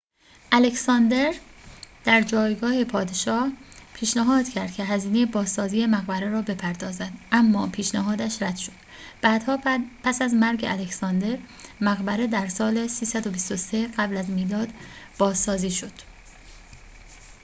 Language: Persian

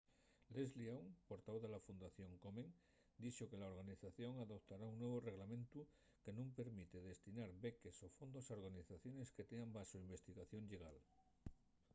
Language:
Asturian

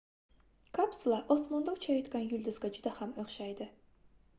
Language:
Uzbek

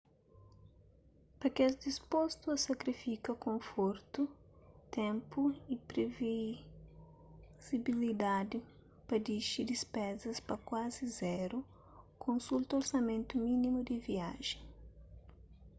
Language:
Kabuverdianu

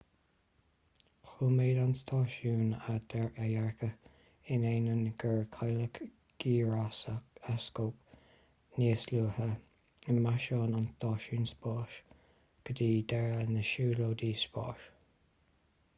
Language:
Irish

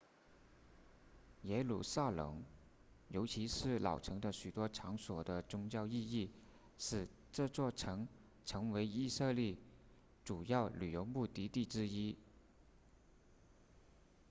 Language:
Chinese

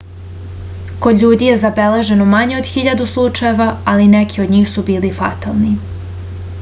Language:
Serbian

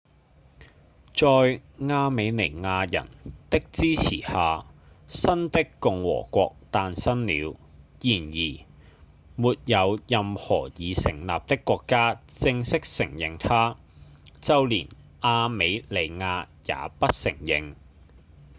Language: Cantonese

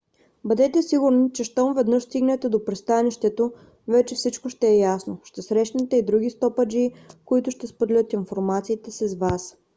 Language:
Bulgarian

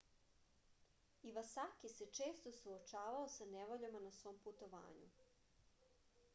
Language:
Serbian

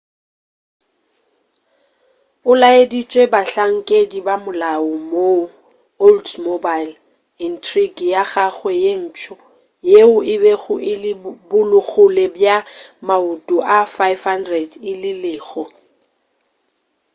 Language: Northern Sotho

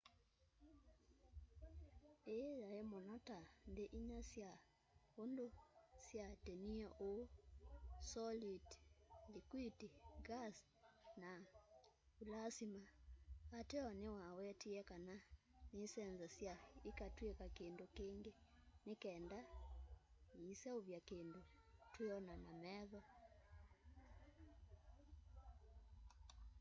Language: Kamba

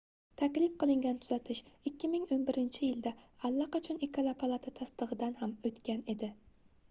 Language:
Uzbek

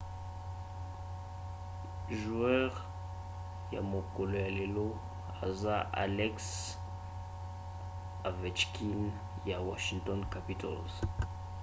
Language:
Lingala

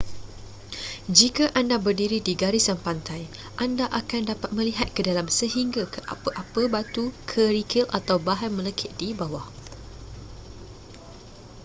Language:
Malay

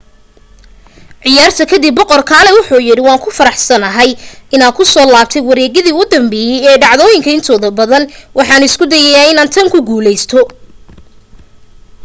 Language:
Somali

